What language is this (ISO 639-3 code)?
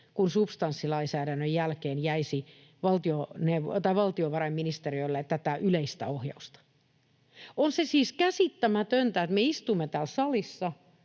fin